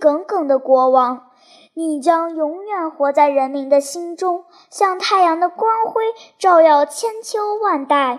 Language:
Chinese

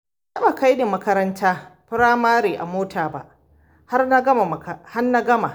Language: Hausa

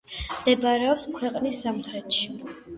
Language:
Georgian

